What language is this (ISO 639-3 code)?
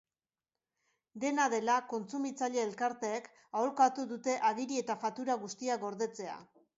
eus